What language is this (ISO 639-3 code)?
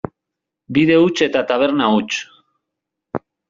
eus